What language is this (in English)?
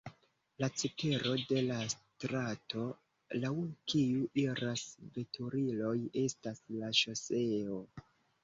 Esperanto